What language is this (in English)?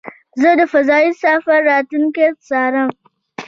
Pashto